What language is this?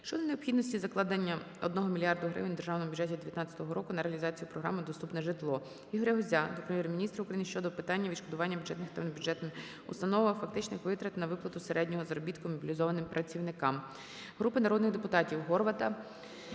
Ukrainian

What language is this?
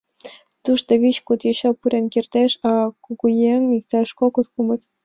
Mari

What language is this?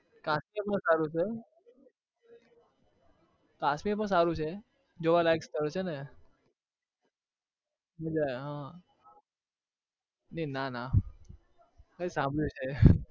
Gujarati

